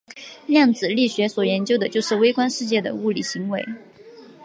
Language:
Chinese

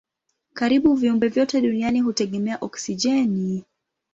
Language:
Swahili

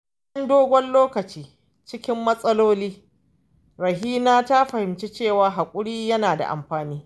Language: Hausa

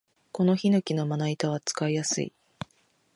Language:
Japanese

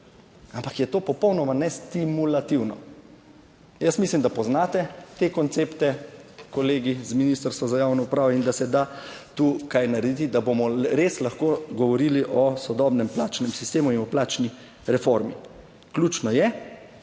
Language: Slovenian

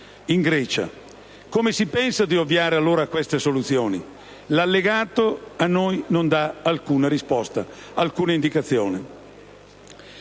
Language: Italian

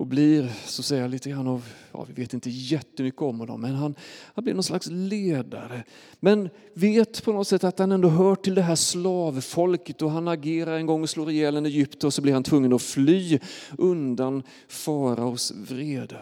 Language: Swedish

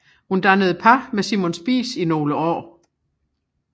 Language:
Danish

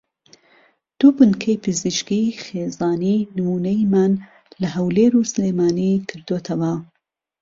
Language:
Central Kurdish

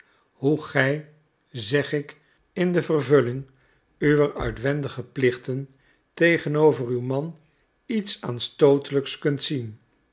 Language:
Dutch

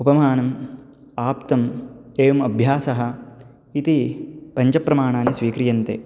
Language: Sanskrit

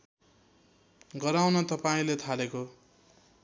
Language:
Nepali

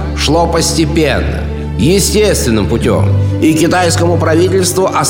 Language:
Russian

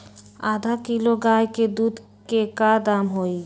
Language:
Magahi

